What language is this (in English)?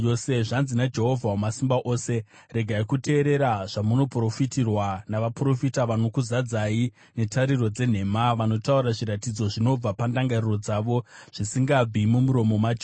Shona